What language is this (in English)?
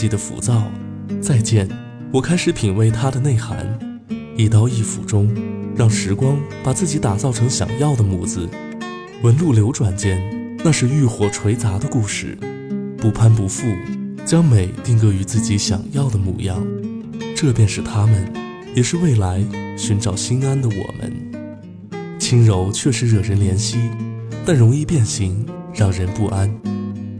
Chinese